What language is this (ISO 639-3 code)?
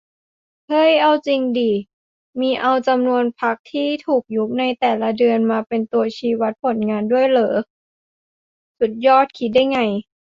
tha